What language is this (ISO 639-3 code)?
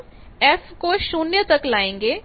hin